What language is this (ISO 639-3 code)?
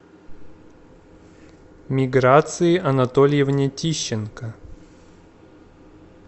rus